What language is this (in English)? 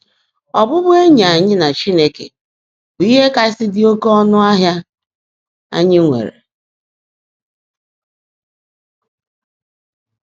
Igbo